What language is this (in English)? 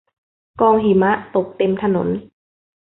Thai